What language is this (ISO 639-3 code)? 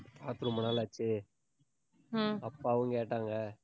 tam